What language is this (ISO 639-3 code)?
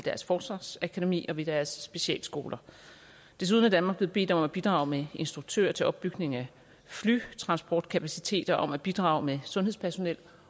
dan